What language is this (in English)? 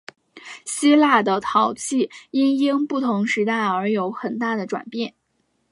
Chinese